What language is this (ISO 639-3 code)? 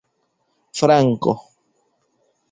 epo